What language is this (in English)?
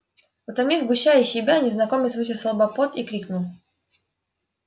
Russian